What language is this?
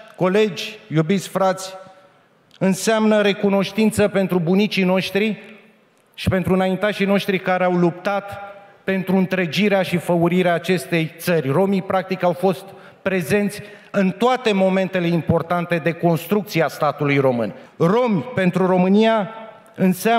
Romanian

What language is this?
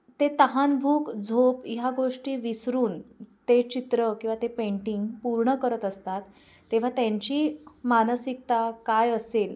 Marathi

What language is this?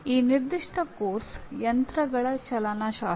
Kannada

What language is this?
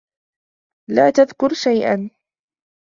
Arabic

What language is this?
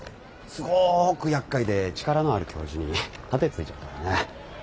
Japanese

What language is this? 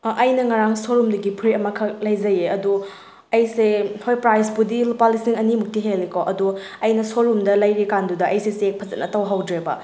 Manipuri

